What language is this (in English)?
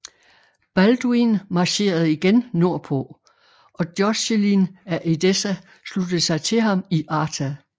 Danish